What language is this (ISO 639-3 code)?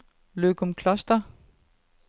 dan